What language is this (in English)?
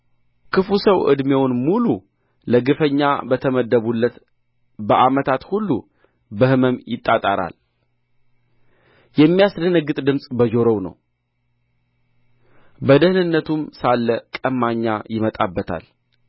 Amharic